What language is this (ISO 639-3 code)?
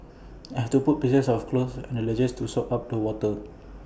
eng